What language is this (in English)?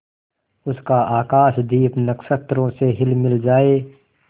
Hindi